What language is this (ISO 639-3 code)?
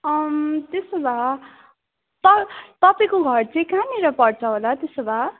nep